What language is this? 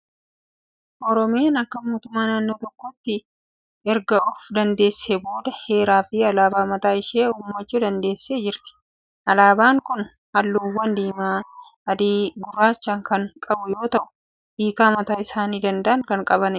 Oromo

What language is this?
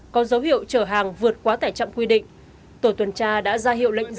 Vietnamese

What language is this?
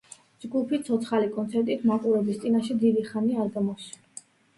Georgian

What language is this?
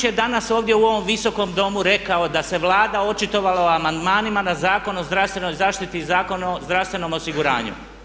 Croatian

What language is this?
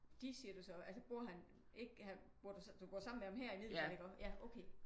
Danish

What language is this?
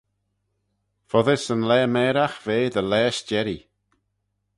Manx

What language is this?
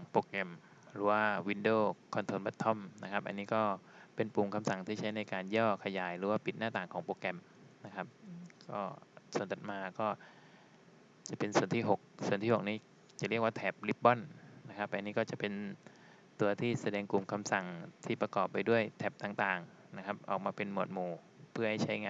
Thai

